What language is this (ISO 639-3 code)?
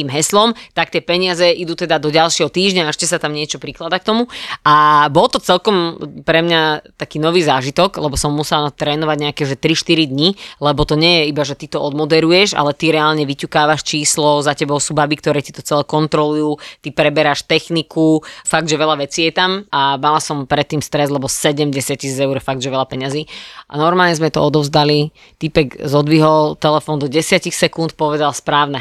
slk